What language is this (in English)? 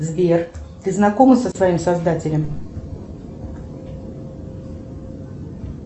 Russian